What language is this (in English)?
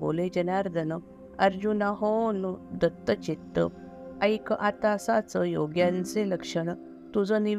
Marathi